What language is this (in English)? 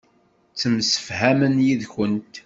Kabyle